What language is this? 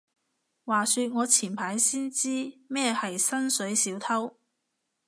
Cantonese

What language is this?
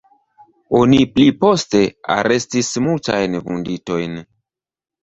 Esperanto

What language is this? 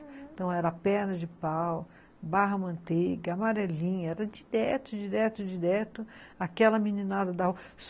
Portuguese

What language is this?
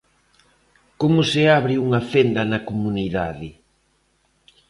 Galician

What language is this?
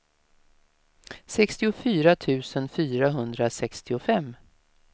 Swedish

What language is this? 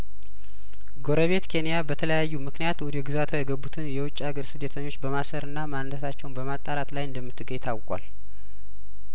Amharic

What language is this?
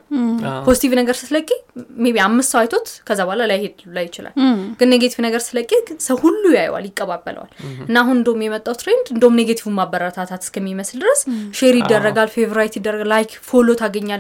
Amharic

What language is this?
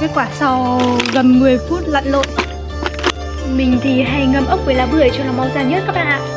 Vietnamese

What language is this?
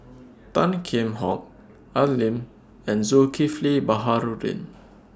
English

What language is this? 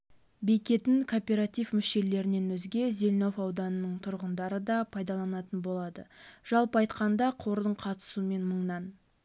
Kazakh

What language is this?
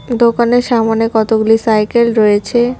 Bangla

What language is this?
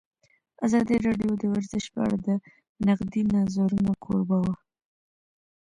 Pashto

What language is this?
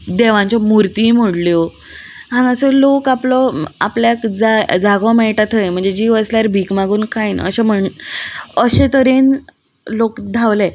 Konkani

